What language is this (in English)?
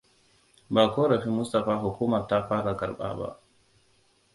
Hausa